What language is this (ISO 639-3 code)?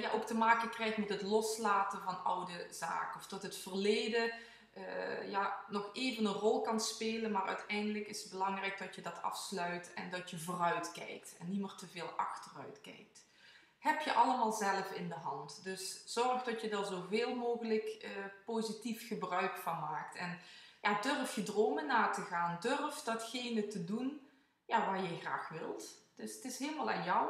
nld